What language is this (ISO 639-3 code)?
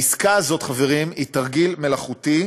heb